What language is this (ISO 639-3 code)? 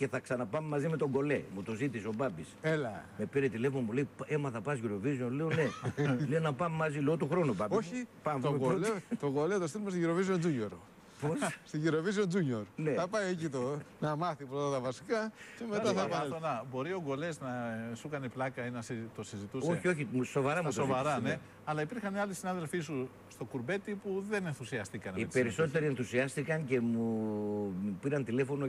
ell